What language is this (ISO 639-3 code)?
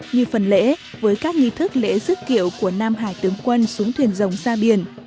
vie